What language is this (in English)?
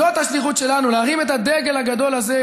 Hebrew